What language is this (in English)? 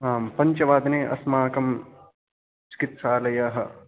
Sanskrit